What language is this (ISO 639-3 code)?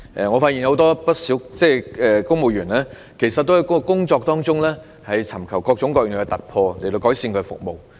yue